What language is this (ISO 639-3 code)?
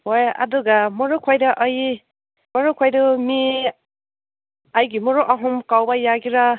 mni